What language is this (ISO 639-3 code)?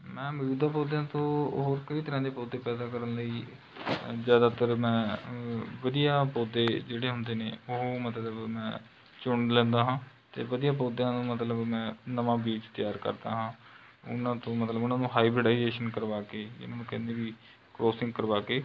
pan